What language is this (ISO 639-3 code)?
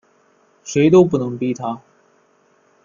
zho